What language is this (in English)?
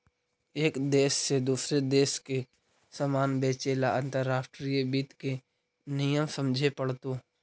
Magahi